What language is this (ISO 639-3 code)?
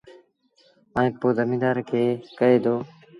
sbn